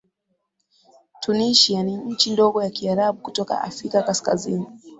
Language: Swahili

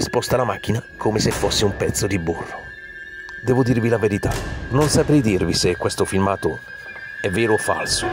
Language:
Italian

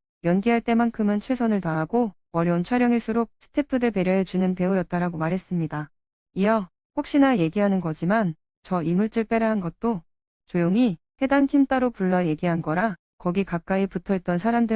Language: Korean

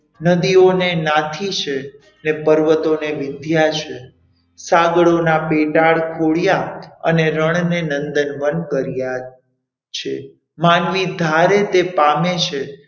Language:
Gujarati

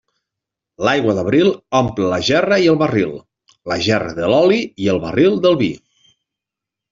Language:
Catalan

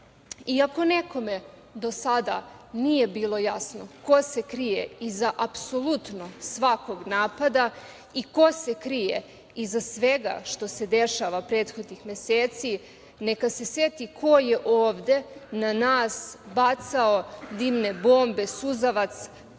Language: Serbian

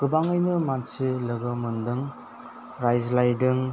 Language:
Bodo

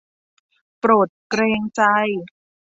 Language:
Thai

